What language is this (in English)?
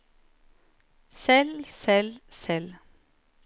Norwegian